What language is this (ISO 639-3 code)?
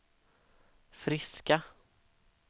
swe